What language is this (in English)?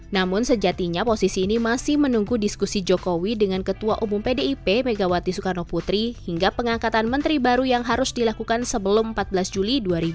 Indonesian